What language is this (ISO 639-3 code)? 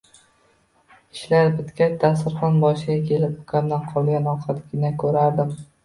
uzb